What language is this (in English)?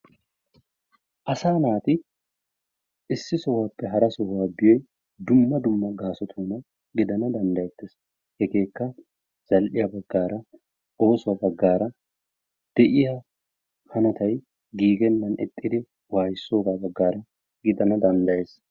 Wolaytta